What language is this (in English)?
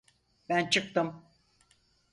Turkish